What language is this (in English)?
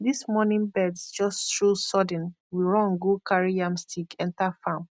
Nigerian Pidgin